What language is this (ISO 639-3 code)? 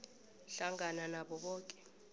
nbl